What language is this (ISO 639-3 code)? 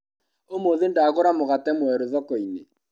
kik